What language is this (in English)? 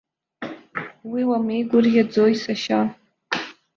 Abkhazian